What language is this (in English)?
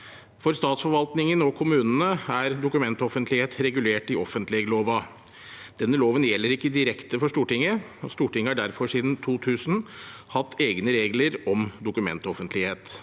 Norwegian